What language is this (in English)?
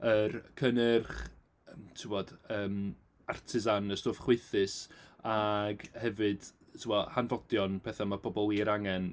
Welsh